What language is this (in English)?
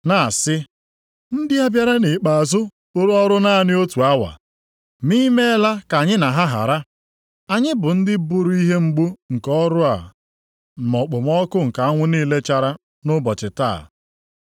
Igbo